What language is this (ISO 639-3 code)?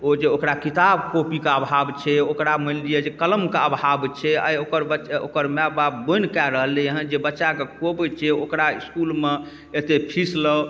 mai